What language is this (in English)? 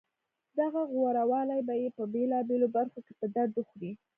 Pashto